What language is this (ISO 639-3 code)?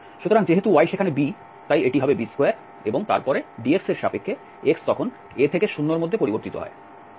ben